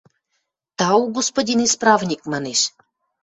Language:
Western Mari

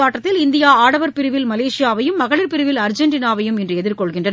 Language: Tamil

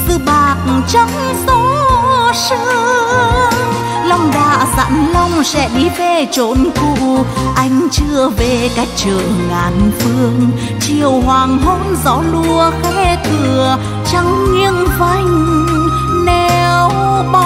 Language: Vietnamese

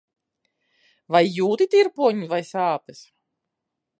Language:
Latvian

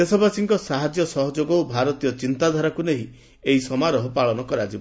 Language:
Odia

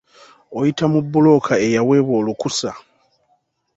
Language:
Ganda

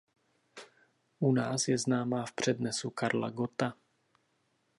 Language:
Czech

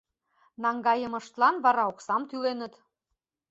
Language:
Mari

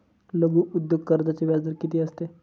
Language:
Marathi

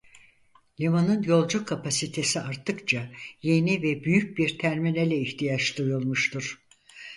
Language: Turkish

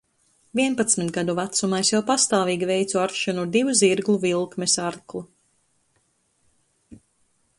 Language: Latvian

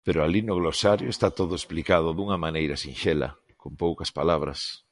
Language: Galician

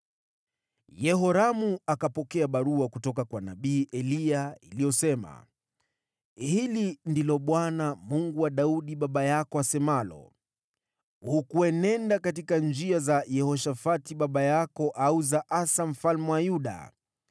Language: Swahili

